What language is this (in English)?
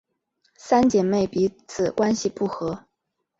Chinese